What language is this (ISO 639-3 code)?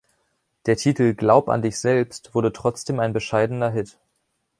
deu